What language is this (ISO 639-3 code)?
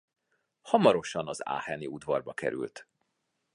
hun